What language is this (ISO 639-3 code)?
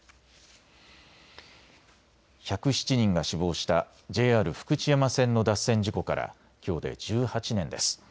jpn